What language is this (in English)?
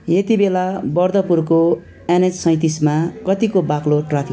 Nepali